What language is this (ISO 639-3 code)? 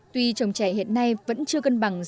vie